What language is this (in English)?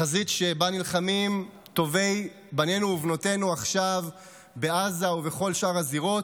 Hebrew